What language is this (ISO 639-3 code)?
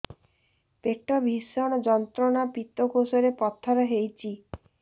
ori